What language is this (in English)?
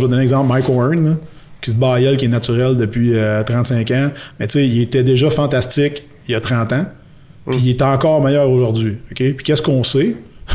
French